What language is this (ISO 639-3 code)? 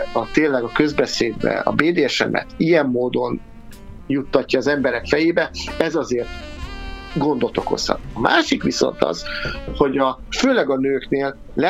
hun